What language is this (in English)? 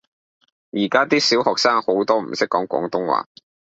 Cantonese